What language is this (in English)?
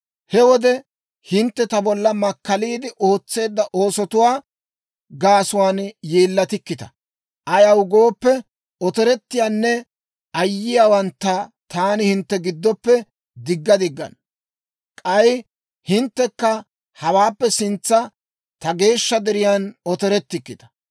Dawro